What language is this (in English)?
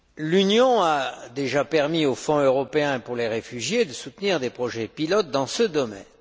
French